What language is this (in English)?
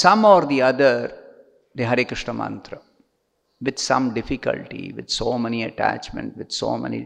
English